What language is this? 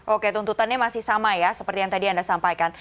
Indonesian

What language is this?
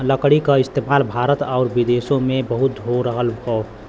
Bhojpuri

